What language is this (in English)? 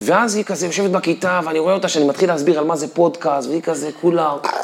Hebrew